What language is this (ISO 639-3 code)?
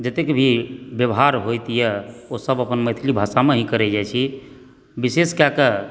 mai